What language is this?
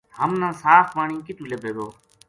Gujari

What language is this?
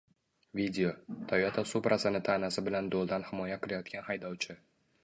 Uzbek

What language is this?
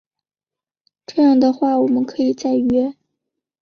Chinese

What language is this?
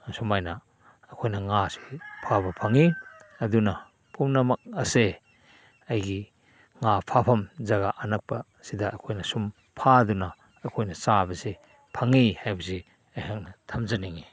Manipuri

